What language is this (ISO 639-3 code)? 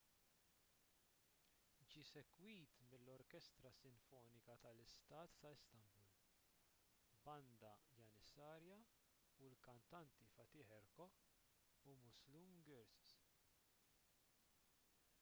mlt